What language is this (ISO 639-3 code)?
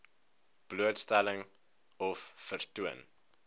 afr